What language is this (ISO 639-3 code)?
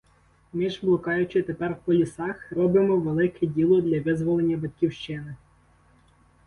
ukr